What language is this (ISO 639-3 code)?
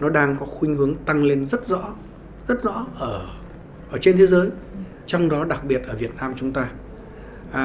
vie